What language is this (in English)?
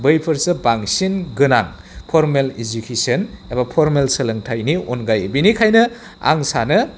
Bodo